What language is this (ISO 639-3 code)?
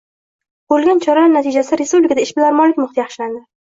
uzb